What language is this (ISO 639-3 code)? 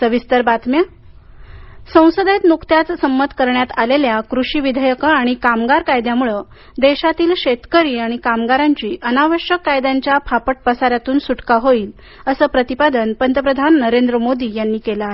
mar